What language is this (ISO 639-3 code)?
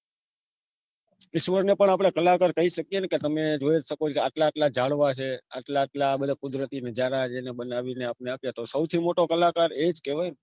guj